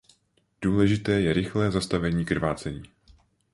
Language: Czech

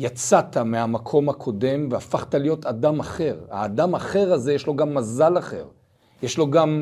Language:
Hebrew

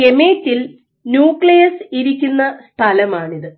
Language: Malayalam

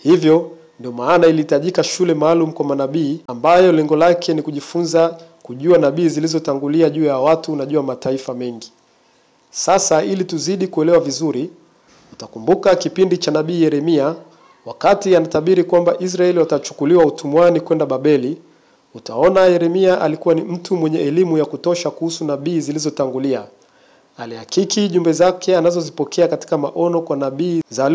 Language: Swahili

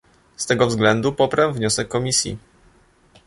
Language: Polish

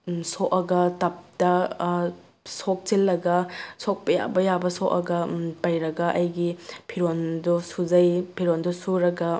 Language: Manipuri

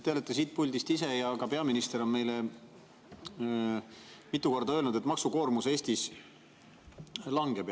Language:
Estonian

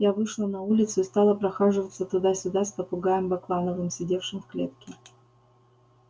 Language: Russian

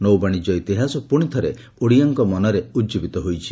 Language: Odia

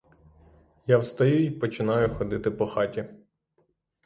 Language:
Ukrainian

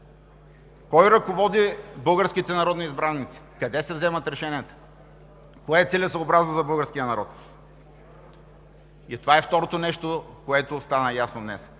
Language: Bulgarian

